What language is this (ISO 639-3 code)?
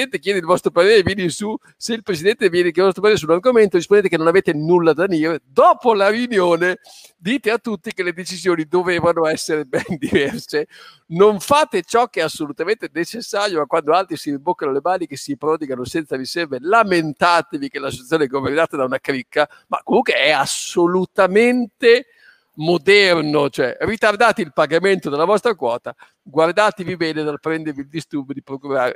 ita